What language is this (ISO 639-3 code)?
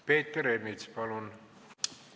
est